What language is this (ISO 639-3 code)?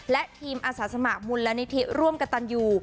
tha